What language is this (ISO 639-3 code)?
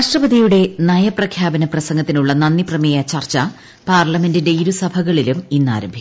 mal